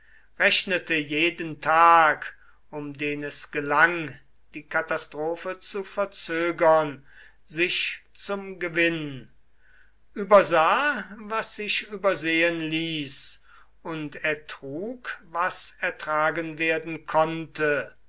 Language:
German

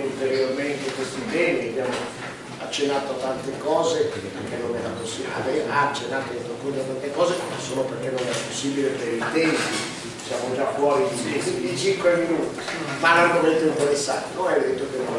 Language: Italian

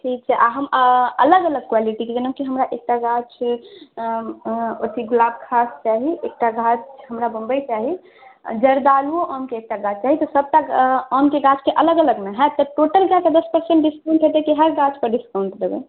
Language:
Maithili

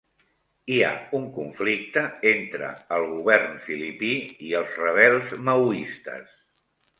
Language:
Catalan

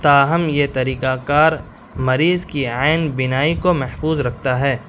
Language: Urdu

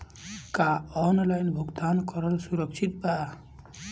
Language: Bhojpuri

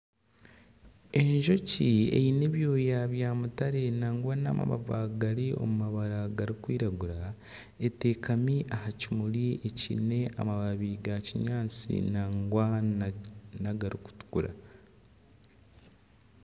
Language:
Nyankole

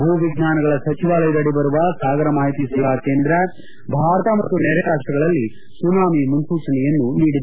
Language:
Kannada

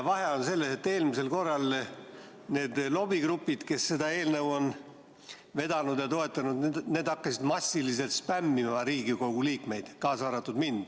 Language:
Estonian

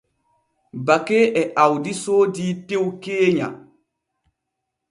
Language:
Borgu Fulfulde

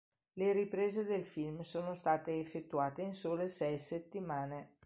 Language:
Italian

